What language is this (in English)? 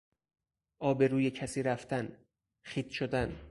Persian